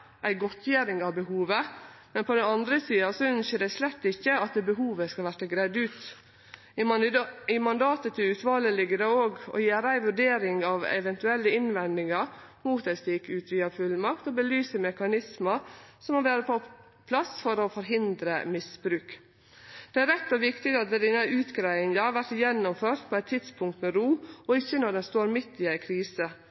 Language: Norwegian Nynorsk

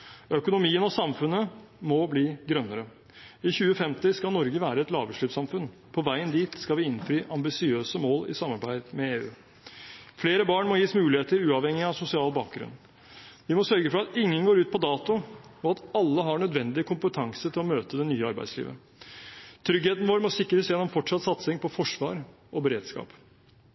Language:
Norwegian Bokmål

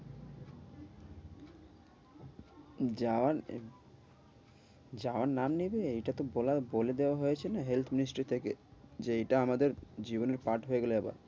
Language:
Bangla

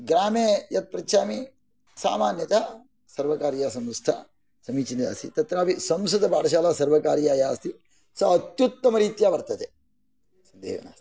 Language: Sanskrit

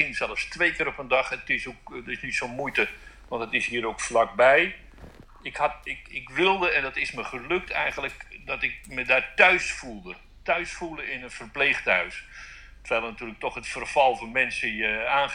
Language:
Dutch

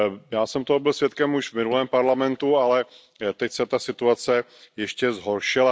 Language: Czech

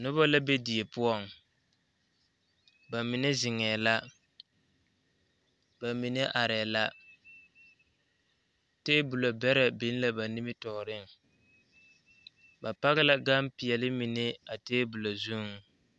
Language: Southern Dagaare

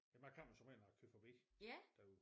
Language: Danish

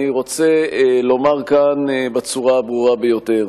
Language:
Hebrew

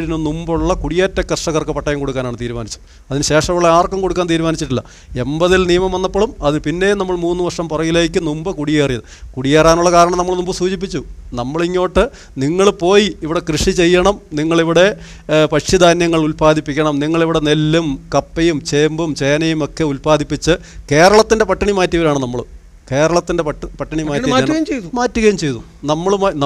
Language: Malayalam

